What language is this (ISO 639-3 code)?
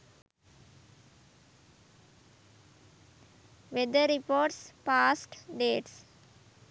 sin